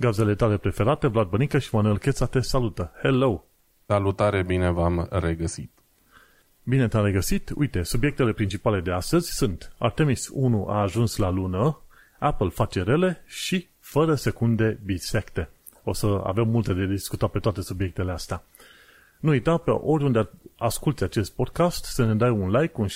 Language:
Romanian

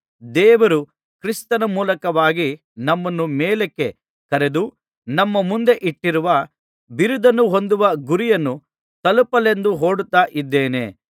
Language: Kannada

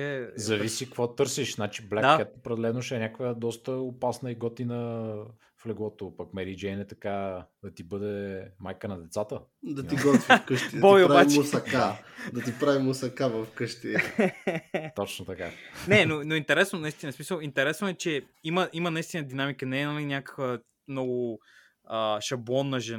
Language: Bulgarian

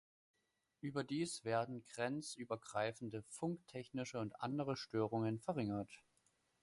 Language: German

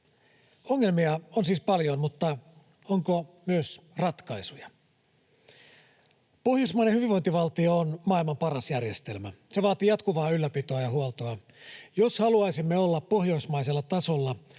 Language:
Finnish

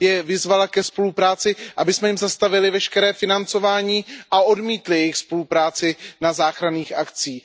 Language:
Czech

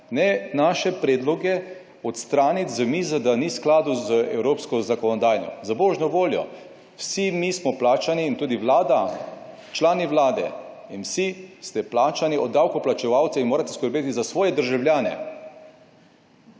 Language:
Slovenian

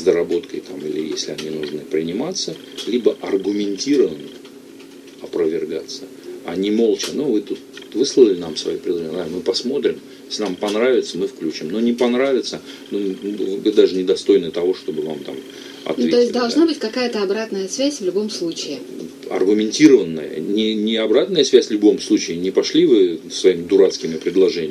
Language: Russian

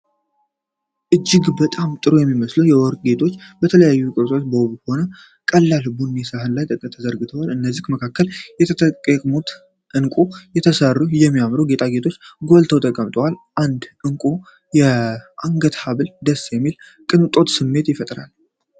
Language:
Amharic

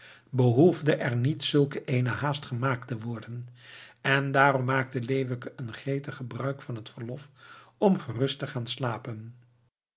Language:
Dutch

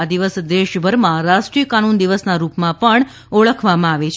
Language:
Gujarati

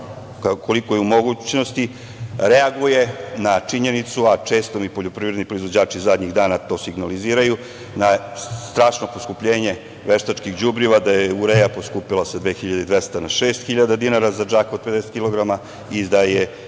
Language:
Serbian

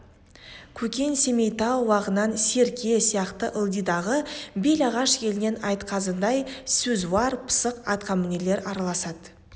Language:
Kazakh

